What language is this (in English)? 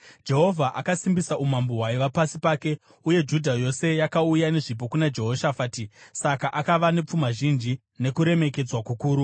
Shona